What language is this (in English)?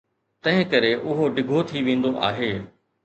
Sindhi